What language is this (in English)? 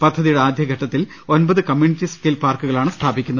Malayalam